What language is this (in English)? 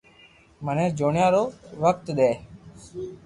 Loarki